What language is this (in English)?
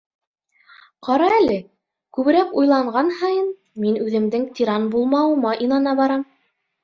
Bashkir